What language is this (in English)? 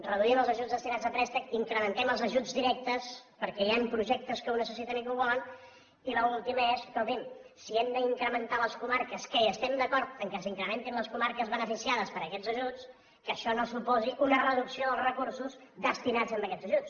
Catalan